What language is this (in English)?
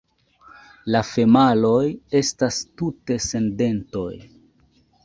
Esperanto